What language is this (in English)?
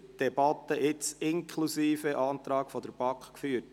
Swiss German